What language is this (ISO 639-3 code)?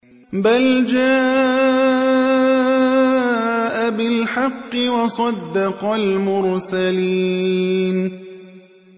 ara